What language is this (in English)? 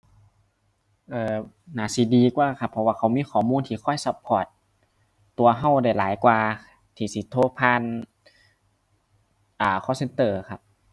Thai